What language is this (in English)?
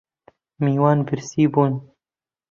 Central Kurdish